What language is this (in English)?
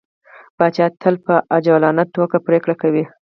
Pashto